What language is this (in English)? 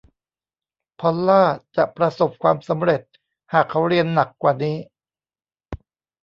Thai